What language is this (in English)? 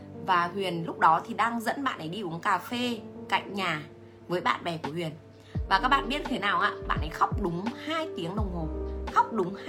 Vietnamese